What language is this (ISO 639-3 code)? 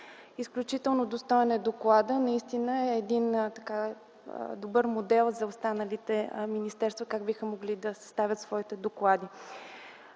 bul